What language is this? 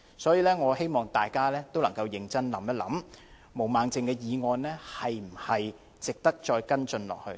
Cantonese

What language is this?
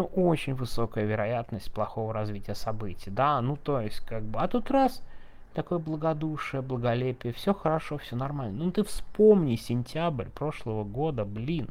Russian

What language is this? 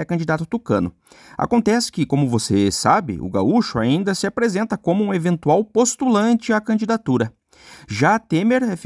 Portuguese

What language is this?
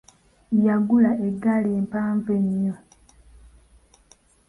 Ganda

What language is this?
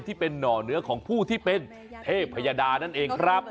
Thai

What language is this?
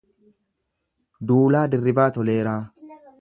Oromo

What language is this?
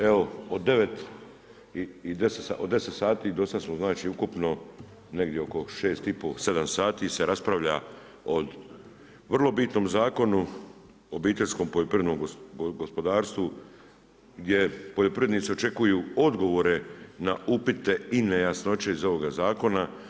Croatian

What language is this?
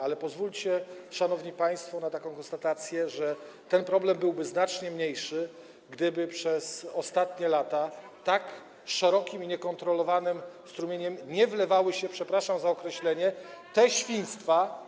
Polish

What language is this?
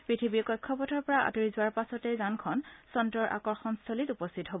Assamese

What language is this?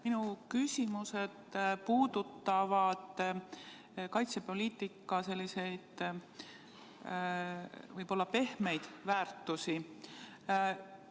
Estonian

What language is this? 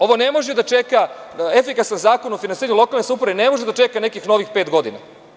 Serbian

